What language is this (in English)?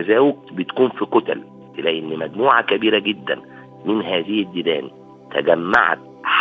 Arabic